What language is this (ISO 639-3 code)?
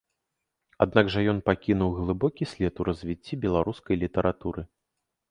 bel